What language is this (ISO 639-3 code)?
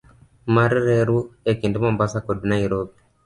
luo